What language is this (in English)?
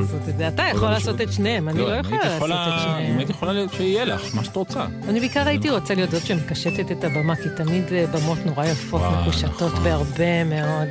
Hebrew